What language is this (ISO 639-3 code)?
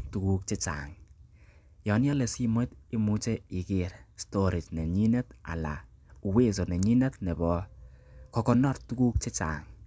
kln